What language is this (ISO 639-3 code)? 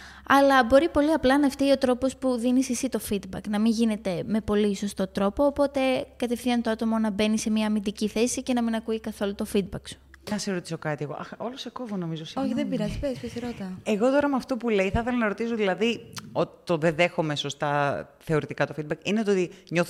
ell